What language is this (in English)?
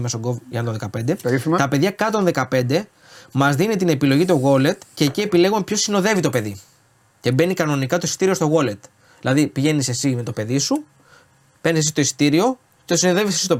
Greek